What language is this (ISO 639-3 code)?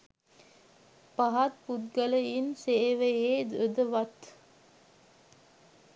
sin